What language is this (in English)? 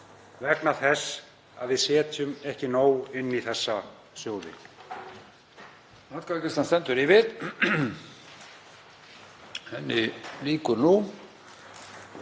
Icelandic